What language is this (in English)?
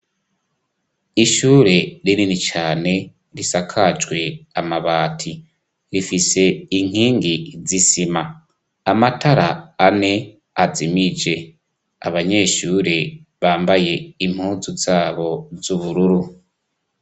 Rundi